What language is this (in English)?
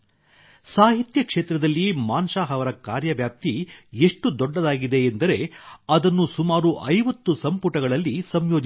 Kannada